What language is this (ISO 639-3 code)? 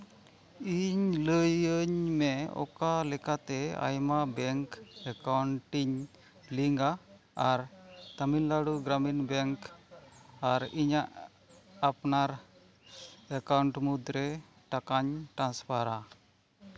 sat